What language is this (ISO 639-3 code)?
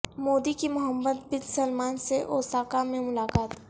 urd